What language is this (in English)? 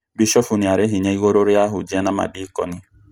Kikuyu